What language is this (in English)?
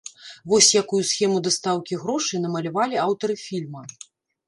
Belarusian